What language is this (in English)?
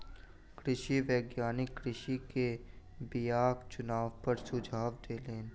Maithili